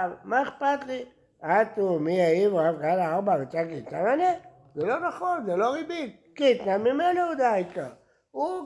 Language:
Hebrew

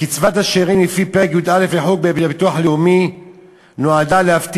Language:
Hebrew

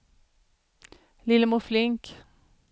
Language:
Swedish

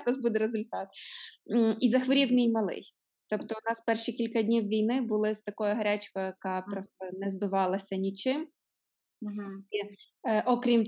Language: Ukrainian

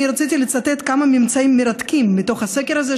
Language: Hebrew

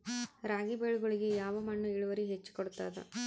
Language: Kannada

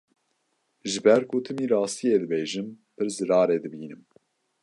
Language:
Kurdish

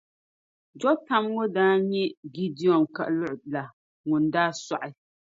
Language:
Dagbani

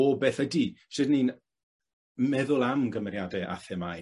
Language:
Welsh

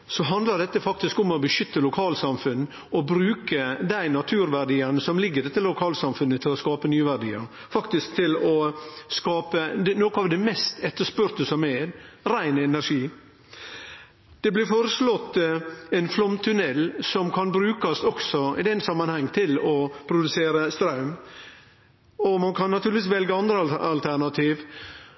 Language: Norwegian Nynorsk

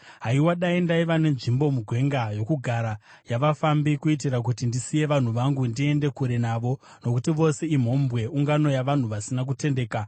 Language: Shona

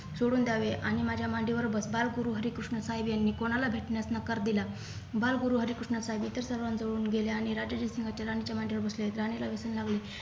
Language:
Marathi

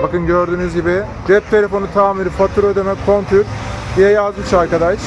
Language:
Turkish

